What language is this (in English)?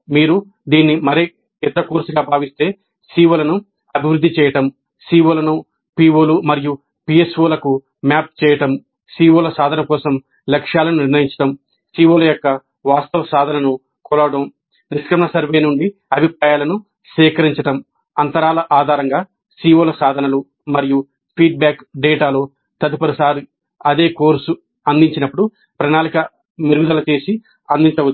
Telugu